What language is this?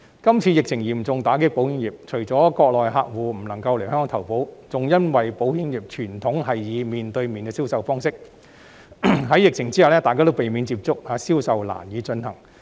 Cantonese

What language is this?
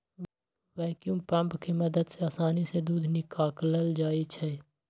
Magahi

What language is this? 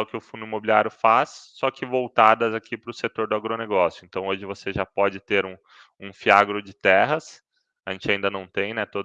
Portuguese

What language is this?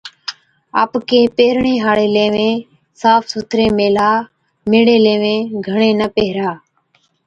Od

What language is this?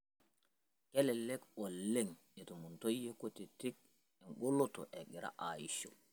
Masai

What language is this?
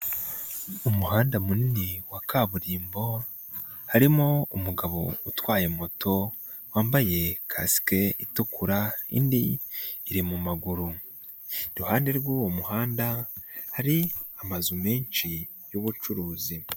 Kinyarwanda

